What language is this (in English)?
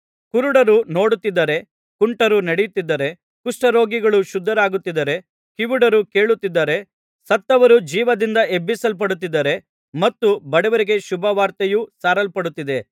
Kannada